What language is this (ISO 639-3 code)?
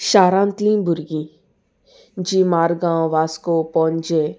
kok